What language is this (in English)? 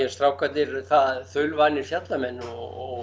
Icelandic